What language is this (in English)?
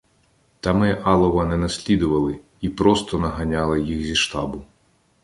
Ukrainian